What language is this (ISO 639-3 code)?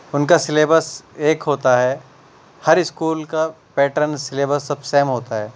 urd